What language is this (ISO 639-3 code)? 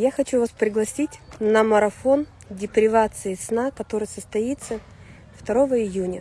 rus